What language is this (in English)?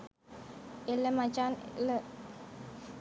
Sinhala